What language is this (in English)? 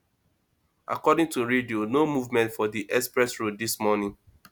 Nigerian Pidgin